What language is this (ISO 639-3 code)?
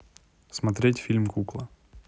rus